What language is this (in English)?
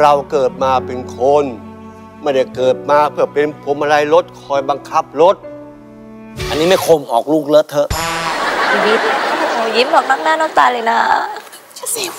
Thai